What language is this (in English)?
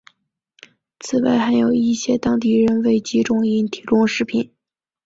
Chinese